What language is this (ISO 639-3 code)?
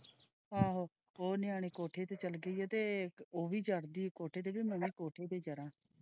pan